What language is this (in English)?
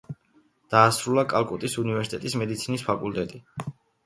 Georgian